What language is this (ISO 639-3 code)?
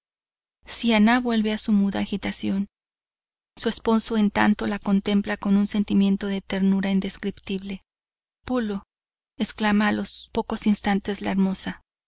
spa